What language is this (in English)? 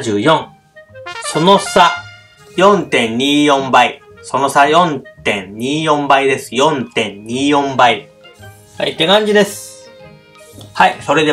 Japanese